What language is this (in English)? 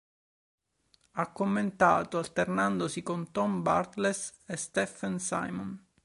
Italian